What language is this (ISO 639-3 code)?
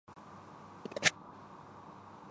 urd